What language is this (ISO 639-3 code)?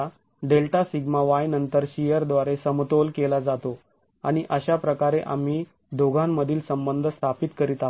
mar